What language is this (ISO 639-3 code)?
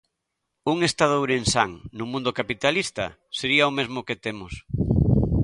glg